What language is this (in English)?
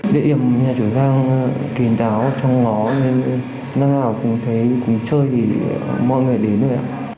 Vietnamese